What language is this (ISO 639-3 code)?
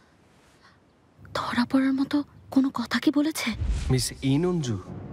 ben